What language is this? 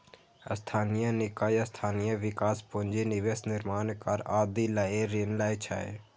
Maithili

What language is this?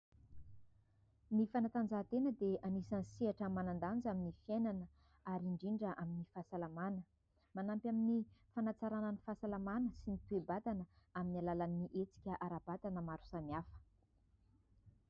Malagasy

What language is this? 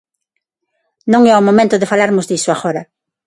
Galician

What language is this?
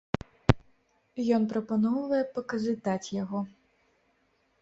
Belarusian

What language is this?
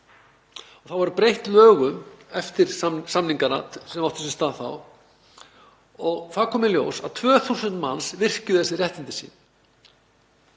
Icelandic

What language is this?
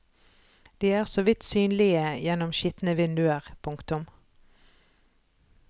Norwegian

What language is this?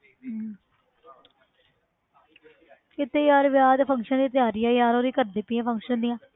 Punjabi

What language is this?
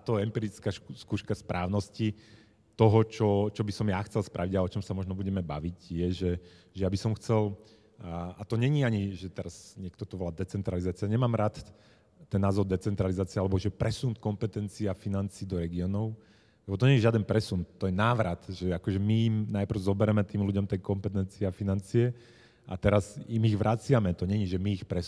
Slovak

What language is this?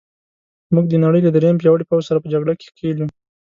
Pashto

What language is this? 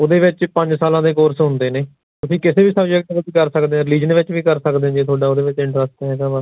Punjabi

